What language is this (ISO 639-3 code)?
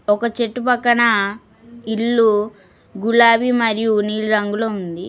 tel